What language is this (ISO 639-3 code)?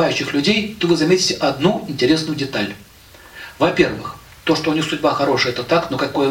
rus